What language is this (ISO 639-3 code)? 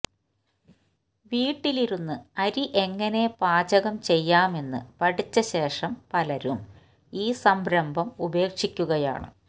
mal